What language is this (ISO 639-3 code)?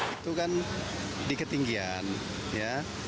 ind